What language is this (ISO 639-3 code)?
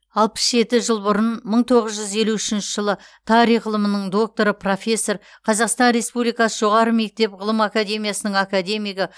kaz